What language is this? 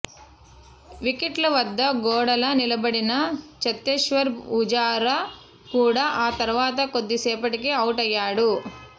Telugu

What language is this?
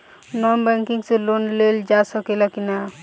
Bhojpuri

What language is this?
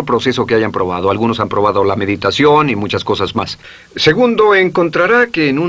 Spanish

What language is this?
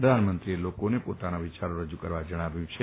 Gujarati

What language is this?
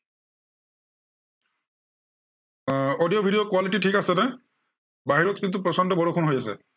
Assamese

